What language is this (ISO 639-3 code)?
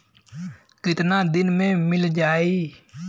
bho